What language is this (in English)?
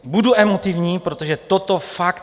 Czech